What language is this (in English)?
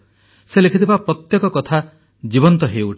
Odia